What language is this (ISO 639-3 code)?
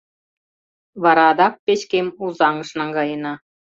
chm